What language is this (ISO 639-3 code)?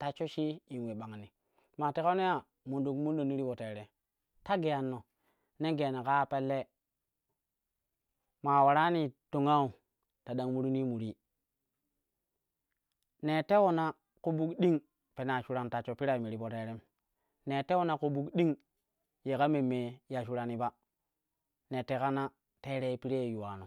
kuh